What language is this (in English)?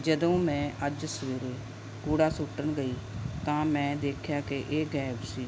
Punjabi